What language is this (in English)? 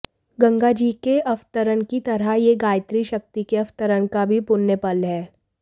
Hindi